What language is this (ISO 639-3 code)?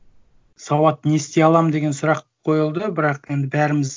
kaz